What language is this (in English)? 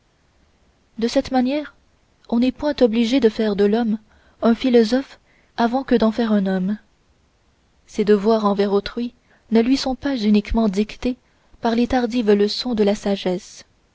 French